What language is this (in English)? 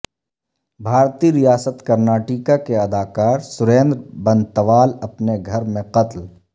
Urdu